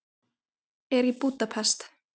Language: Icelandic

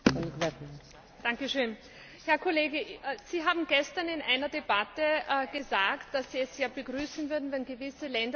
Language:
German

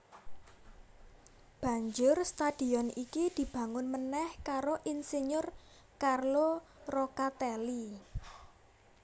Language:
Javanese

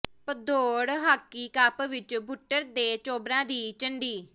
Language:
Punjabi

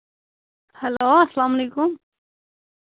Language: Kashmiri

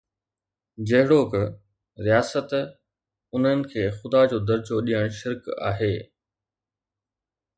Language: Sindhi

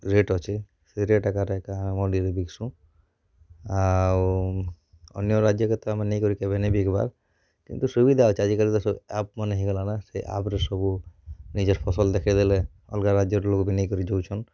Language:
Odia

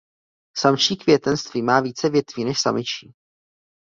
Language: Czech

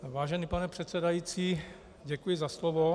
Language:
Czech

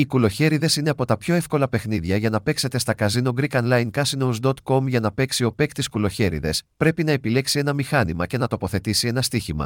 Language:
Greek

